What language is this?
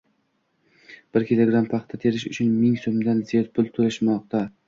Uzbek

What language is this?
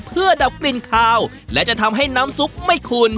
Thai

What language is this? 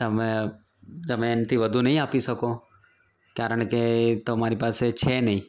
Gujarati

